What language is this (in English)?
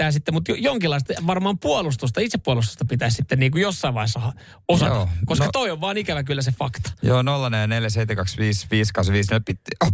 Finnish